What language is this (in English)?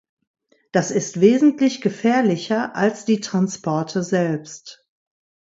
German